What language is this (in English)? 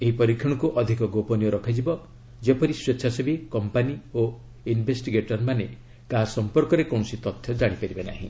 Odia